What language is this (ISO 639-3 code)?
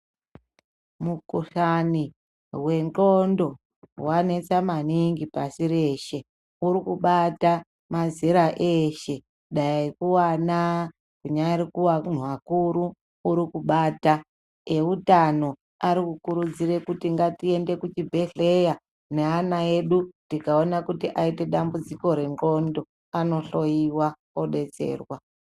ndc